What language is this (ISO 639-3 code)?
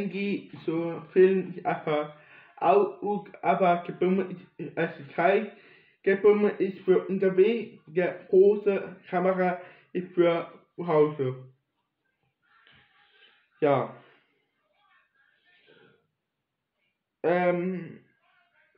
deu